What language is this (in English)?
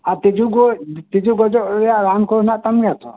Santali